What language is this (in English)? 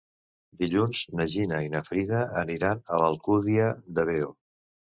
Catalan